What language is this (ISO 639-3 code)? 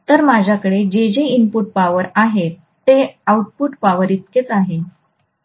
mar